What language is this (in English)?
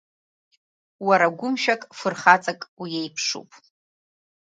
Abkhazian